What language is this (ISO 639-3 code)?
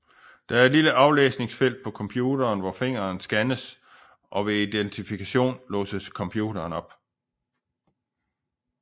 dan